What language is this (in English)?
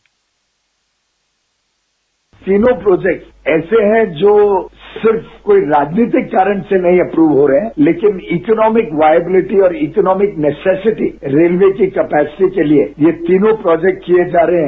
Hindi